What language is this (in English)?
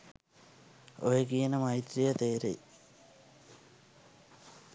Sinhala